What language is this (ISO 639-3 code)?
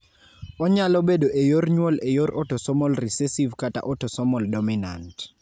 luo